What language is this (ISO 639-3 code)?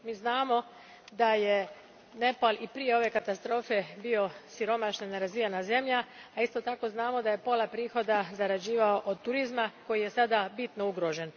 hrv